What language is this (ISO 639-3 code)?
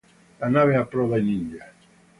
ita